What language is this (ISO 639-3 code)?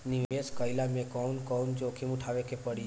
bho